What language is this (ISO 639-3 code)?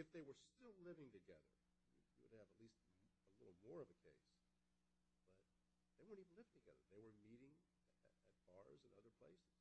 eng